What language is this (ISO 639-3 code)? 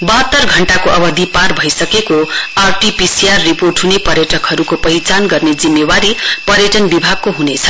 nep